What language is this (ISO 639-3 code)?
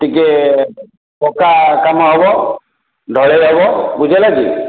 ori